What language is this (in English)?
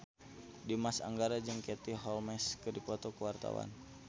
Sundanese